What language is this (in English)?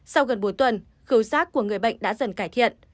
Vietnamese